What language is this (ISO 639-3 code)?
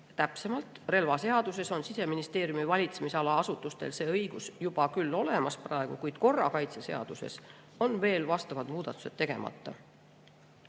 est